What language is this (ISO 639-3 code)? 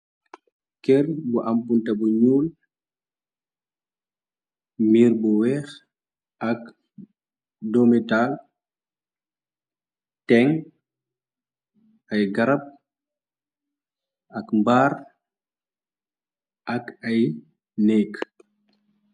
wol